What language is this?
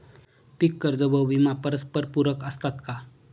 Marathi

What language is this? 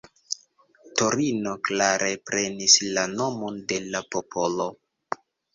Esperanto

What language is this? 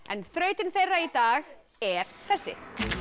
Icelandic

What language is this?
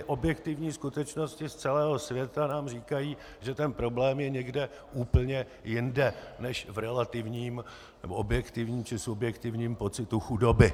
Czech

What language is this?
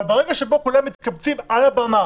Hebrew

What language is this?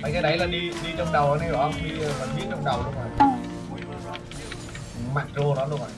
Vietnamese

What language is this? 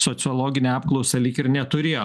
Lithuanian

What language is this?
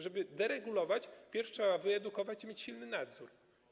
Polish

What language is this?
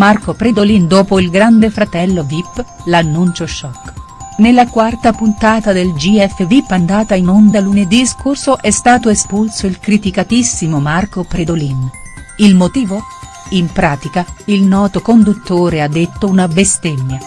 Italian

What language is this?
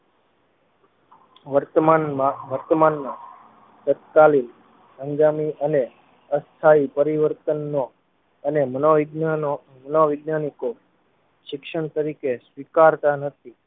Gujarati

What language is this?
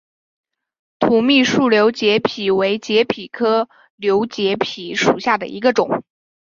Chinese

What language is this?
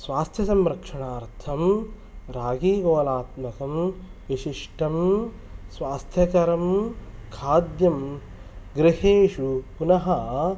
Sanskrit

